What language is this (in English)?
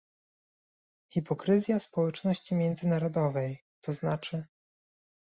Polish